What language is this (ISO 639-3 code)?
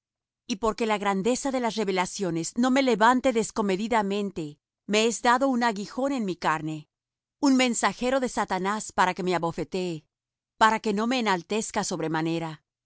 spa